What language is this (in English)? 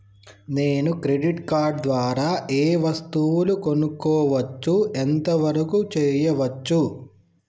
Telugu